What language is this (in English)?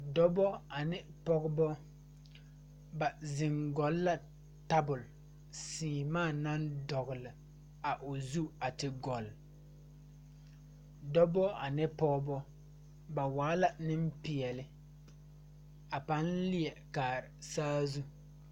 Southern Dagaare